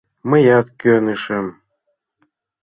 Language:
Mari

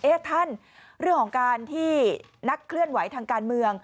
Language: Thai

